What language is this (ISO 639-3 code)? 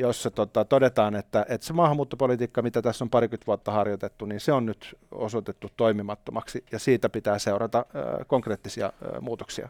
fin